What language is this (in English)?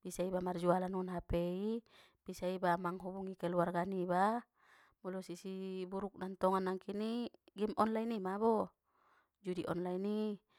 Batak Mandailing